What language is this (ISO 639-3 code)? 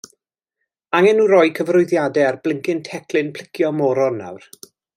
cym